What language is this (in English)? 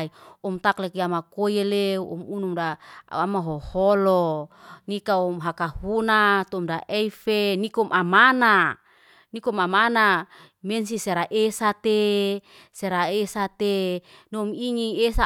Liana-Seti